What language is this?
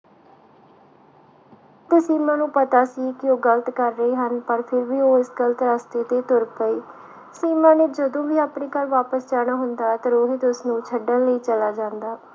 Punjabi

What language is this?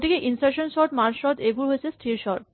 Assamese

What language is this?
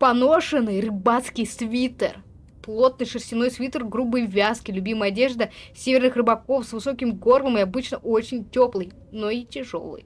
Russian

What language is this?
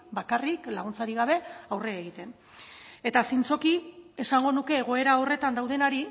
Basque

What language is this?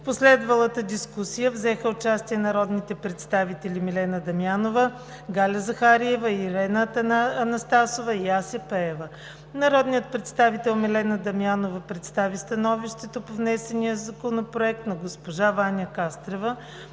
Bulgarian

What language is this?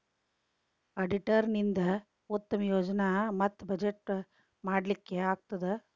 Kannada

